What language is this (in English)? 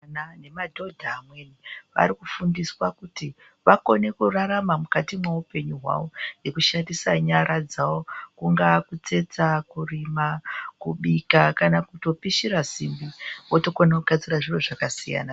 Ndau